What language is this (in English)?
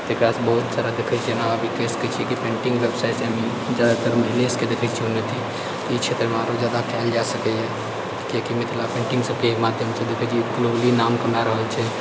Maithili